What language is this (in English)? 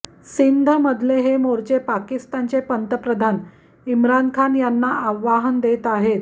Marathi